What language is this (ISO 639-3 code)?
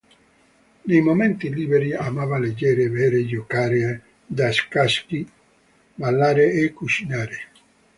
ita